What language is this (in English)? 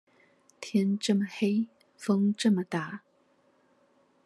Chinese